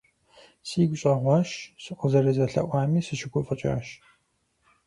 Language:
Kabardian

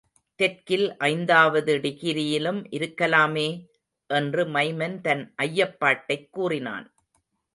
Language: Tamil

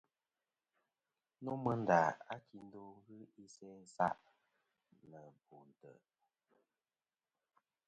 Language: Kom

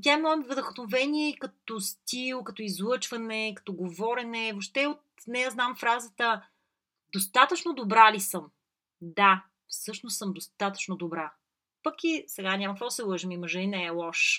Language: Bulgarian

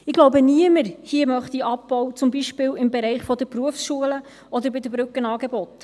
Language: Swiss German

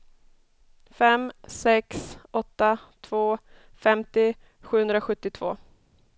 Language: Swedish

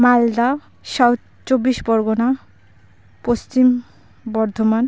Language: Santali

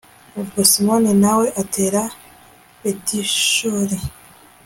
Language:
Kinyarwanda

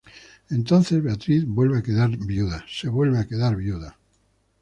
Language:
Spanish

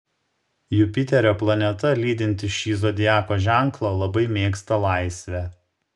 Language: Lithuanian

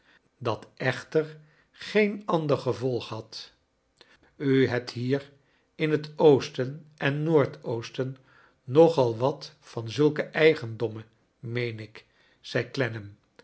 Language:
Dutch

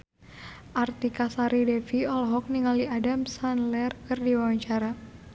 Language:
Sundanese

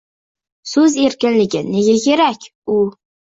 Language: Uzbek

